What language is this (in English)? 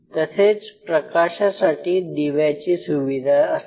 Marathi